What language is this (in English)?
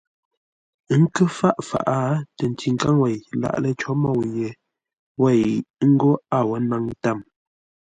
Ngombale